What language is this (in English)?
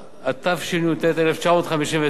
Hebrew